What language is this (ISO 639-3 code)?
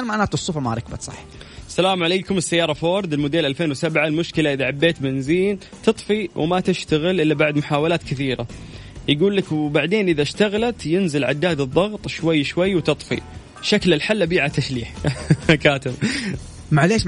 ara